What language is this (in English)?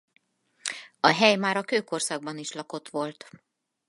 Hungarian